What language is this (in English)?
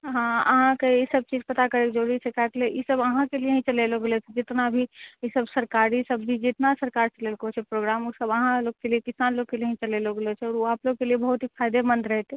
Maithili